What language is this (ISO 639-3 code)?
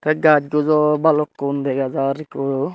ccp